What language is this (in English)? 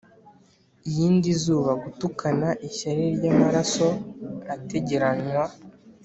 Kinyarwanda